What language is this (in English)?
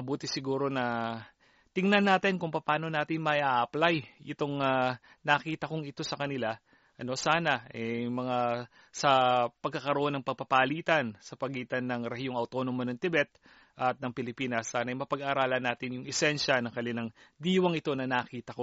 Filipino